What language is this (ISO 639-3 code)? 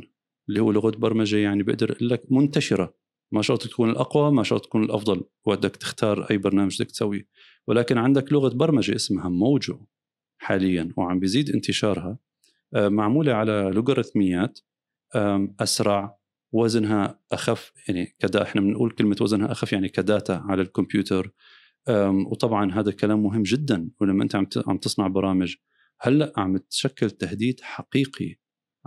ara